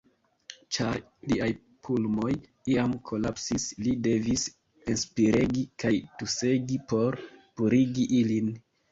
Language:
Esperanto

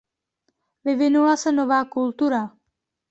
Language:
Czech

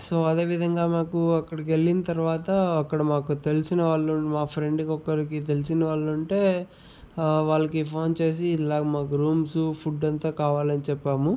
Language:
Telugu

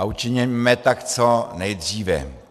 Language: Czech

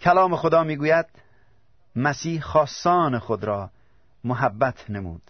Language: Persian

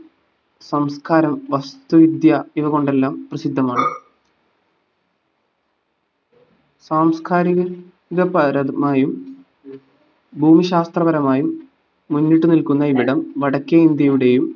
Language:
Malayalam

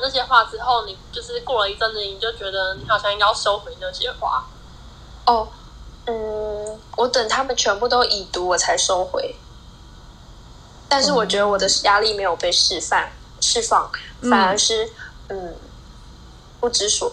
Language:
Chinese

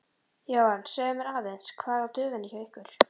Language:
Icelandic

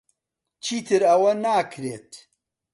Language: Central Kurdish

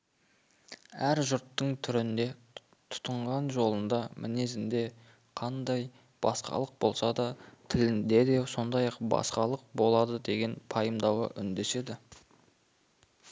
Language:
Kazakh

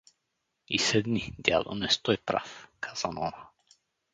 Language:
Bulgarian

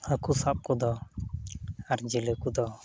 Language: Santali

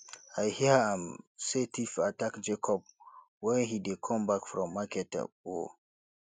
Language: Nigerian Pidgin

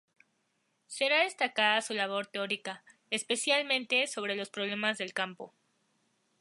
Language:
Spanish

